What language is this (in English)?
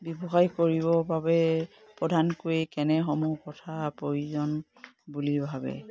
Assamese